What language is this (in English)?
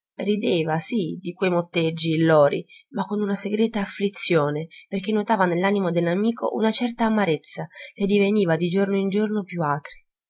Italian